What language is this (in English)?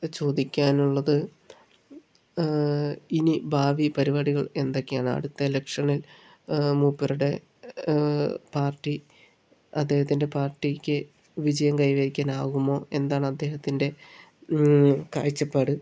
Malayalam